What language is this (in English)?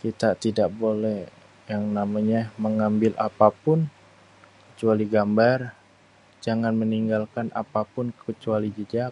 Betawi